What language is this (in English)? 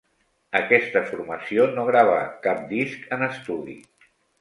Catalan